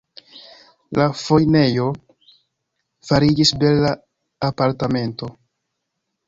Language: Esperanto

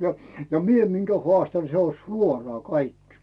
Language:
Finnish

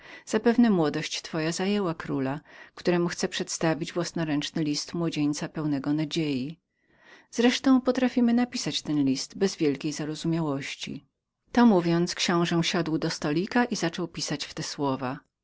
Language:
Polish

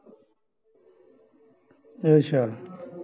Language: Punjabi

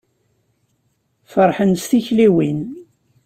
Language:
Kabyle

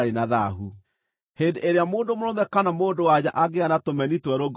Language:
Kikuyu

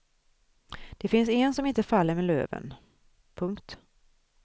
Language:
Swedish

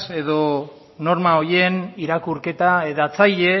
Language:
Basque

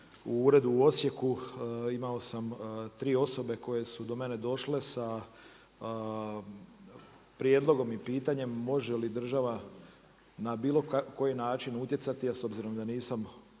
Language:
Croatian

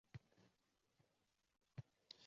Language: Uzbek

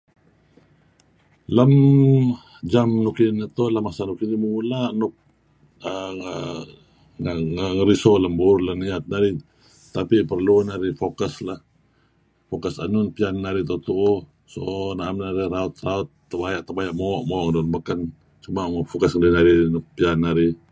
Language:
Kelabit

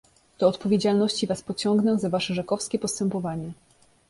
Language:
Polish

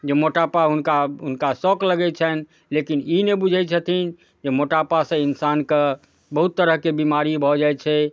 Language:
Maithili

